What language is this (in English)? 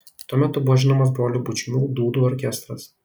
Lithuanian